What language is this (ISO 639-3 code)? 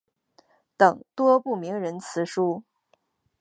zho